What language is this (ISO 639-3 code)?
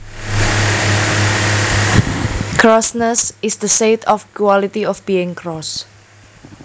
jav